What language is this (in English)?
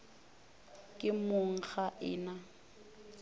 Northern Sotho